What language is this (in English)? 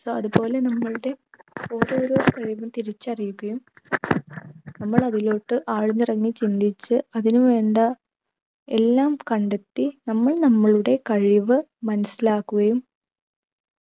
Malayalam